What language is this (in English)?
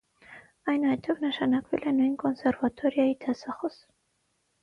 Armenian